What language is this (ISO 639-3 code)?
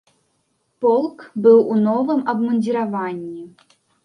bel